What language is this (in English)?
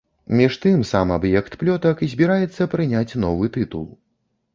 Belarusian